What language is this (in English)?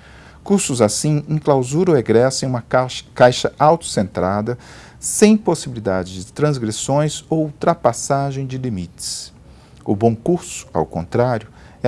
Portuguese